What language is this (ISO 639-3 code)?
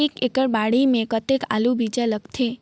hne